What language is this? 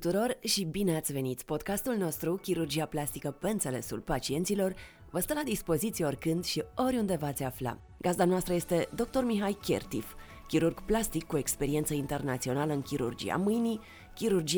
Romanian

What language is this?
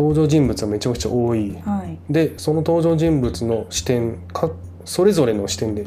Japanese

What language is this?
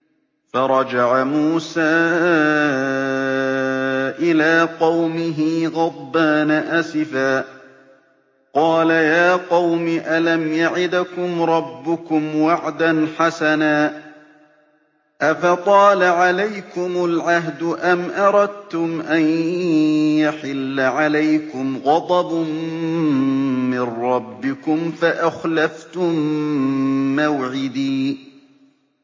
Arabic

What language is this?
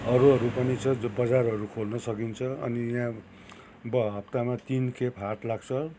Nepali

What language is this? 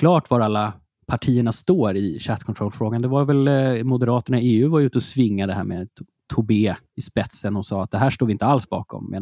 Swedish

